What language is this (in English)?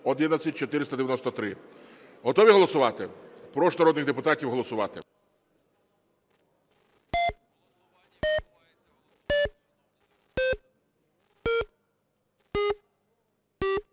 Ukrainian